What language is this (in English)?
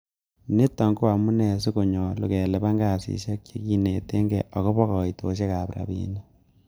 Kalenjin